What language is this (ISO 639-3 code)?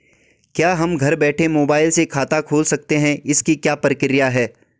hin